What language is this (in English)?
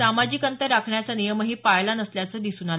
Marathi